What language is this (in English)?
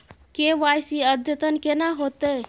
Maithili